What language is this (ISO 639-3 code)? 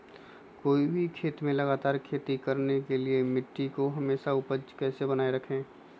mag